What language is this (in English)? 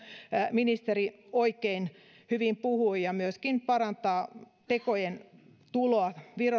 Finnish